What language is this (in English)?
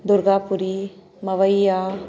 Sindhi